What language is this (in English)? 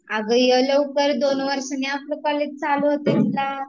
Marathi